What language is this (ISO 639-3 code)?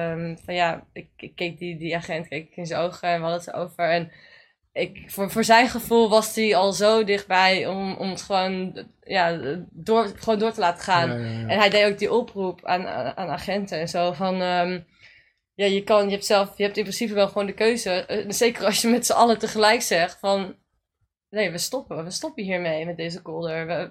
nld